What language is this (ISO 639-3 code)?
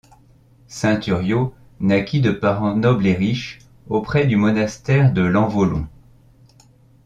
fra